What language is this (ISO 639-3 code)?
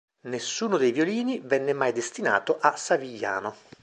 ita